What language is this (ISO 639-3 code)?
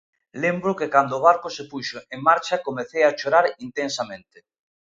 glg